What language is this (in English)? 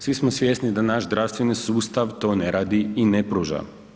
Croatian